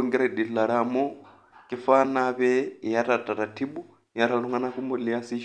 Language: Masai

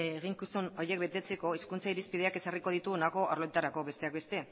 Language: Basque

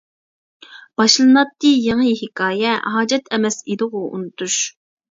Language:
Uyghur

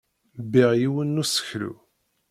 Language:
Kabyle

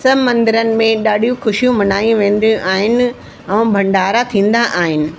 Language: Sindhi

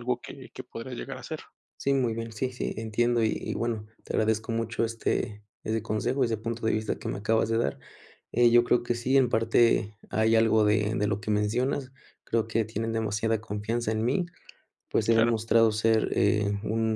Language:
Spanish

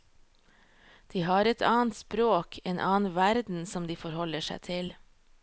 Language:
Norwegian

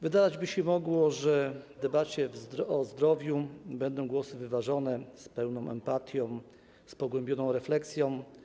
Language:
Polish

